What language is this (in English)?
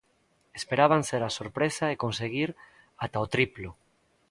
Galician